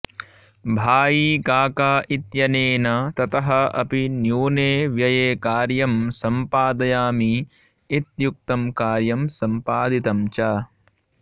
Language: Sanskrit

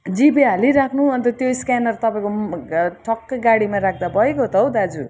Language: Nepali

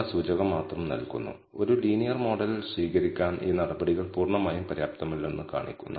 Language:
Malayalam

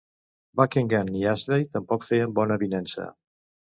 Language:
Catalan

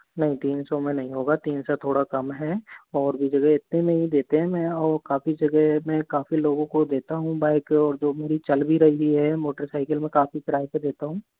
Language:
Hindi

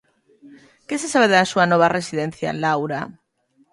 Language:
Galician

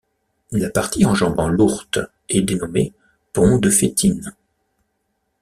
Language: French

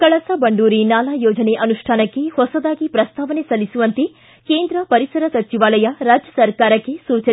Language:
Kannada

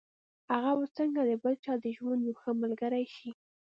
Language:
Pashto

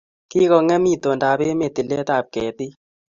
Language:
Kalenjin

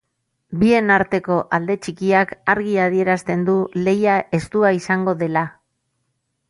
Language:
Basque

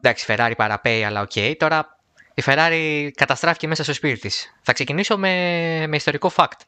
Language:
Greek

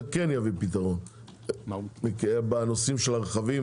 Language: Hebrew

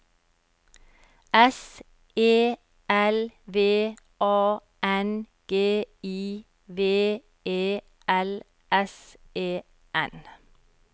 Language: Norwegian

